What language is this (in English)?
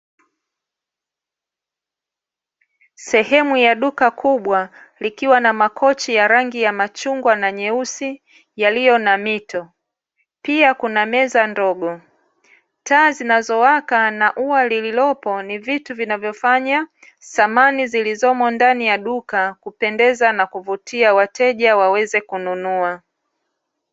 Swahili